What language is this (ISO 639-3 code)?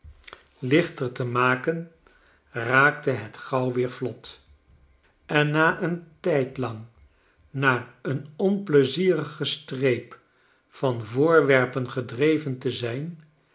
nld